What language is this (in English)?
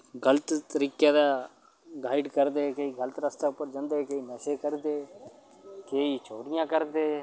Dogri